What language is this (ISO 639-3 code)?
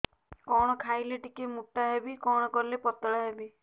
ori